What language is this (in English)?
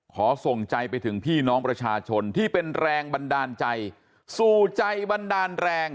Thai